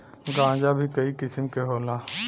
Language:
Bhojpuri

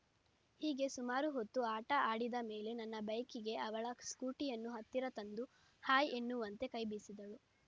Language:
Kannada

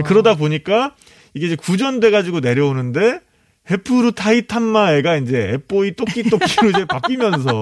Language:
Korean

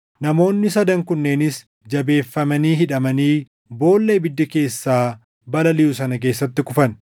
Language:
Oromo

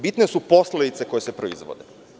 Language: Serbian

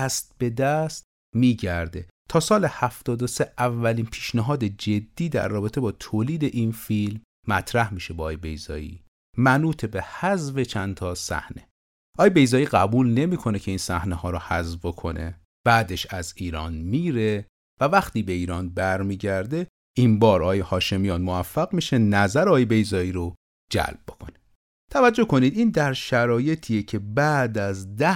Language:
Persian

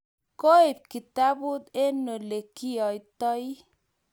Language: Kalenjin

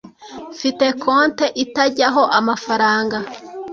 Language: Kinyarwanda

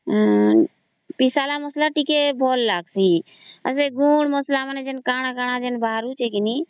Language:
Odia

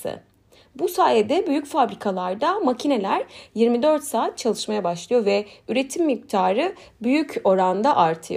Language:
Turkish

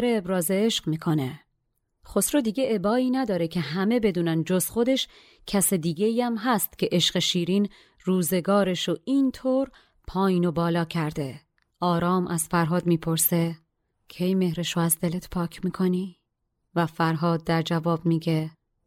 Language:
Persian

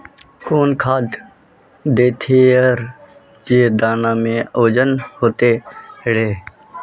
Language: Magahi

